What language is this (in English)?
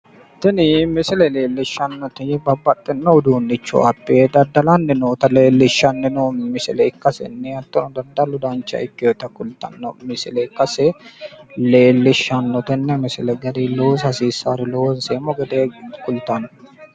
Sidamo